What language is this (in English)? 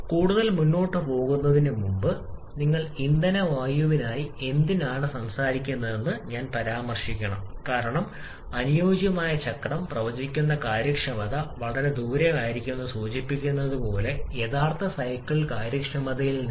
Malayalam